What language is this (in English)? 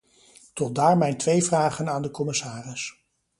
Dutch